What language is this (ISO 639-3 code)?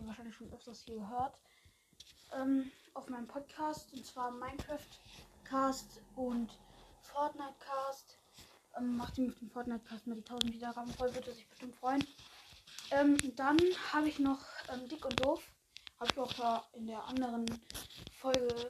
deu